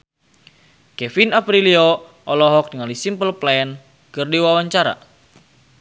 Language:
Sundanese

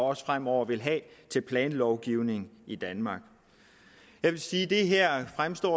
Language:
Danish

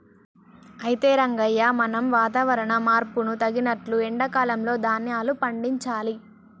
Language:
Telugu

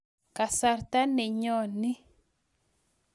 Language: Kalenjin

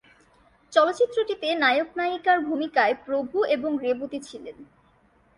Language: Bangla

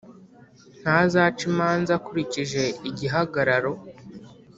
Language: Kinyarwanda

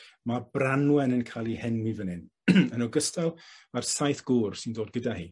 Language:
Welsh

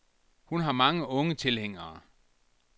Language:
Danish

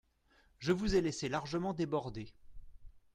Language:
French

